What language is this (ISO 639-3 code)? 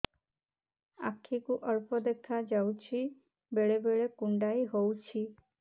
ori